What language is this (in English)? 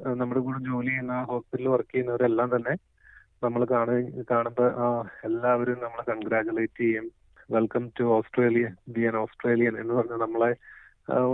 Malayalam